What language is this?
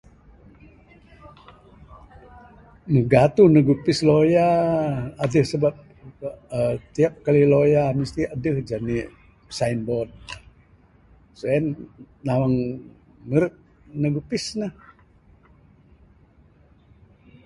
Bukar-Sadung Bidayuh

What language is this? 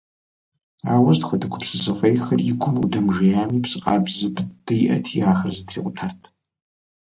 Kabardian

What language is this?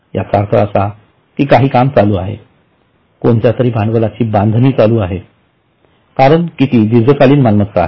Marathi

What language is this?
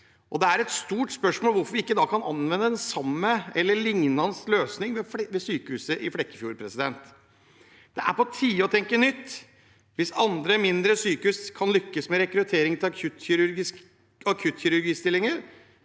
Norwegian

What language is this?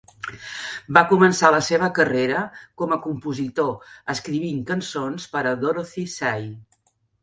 Catalan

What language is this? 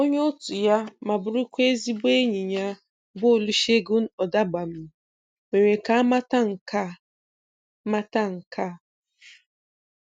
Igbo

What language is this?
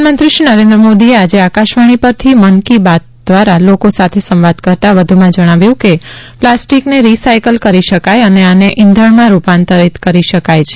Gujarati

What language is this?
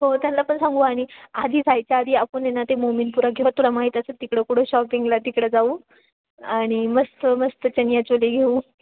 Marathi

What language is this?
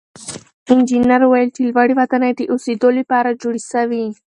Pashto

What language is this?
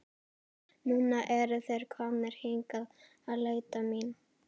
Icelandic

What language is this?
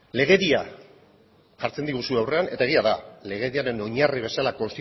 Basque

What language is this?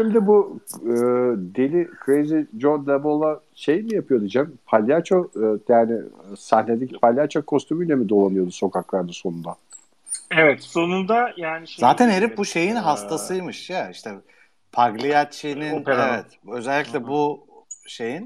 Turkish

